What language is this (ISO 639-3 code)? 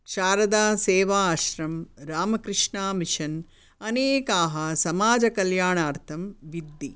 san